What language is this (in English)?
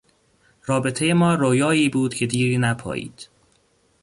Persian